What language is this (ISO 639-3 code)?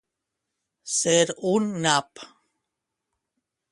cat